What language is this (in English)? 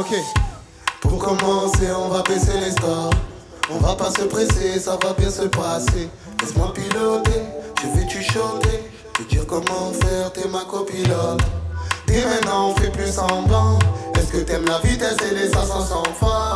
French